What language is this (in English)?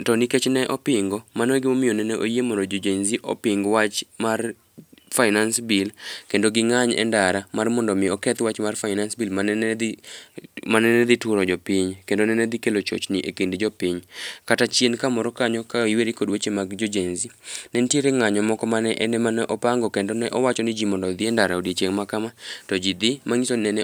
Luo (Kenya and Tanzania)